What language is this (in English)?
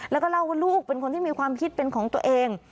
Thai